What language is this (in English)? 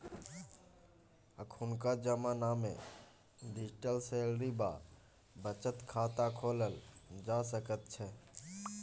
Maithili